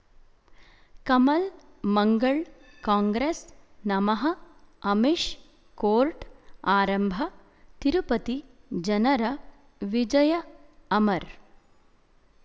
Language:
Kannada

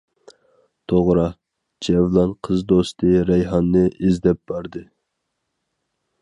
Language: Uyghur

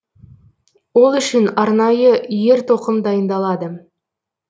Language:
Kazakh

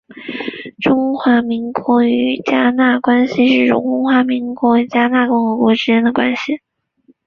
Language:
Chinese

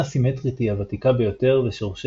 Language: Hebrew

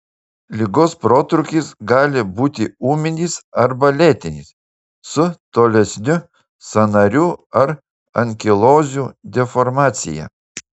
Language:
Lithuanian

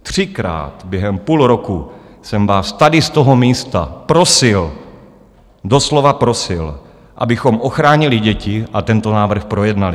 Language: Czech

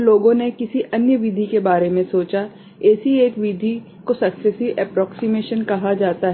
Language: Hindi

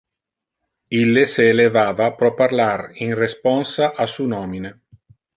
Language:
Interlingua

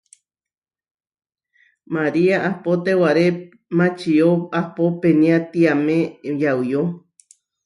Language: Huarijio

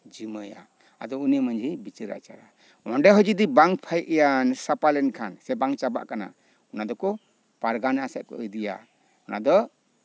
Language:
Santali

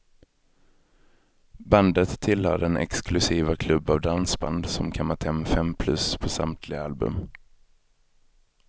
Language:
Swedish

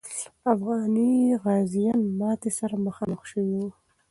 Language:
Pashto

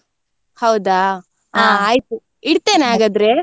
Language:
Kannada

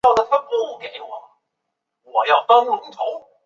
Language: Chinese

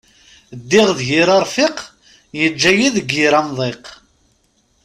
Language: Kabyle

